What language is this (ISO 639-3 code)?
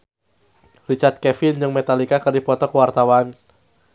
sun